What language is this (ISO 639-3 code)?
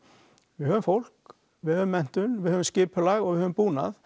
isl